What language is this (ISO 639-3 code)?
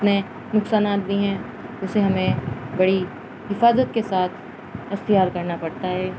urd